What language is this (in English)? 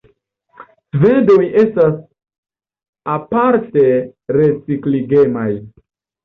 Esperanto